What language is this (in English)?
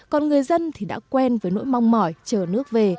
Vietnamese